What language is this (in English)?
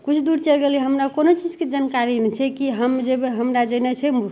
Maithili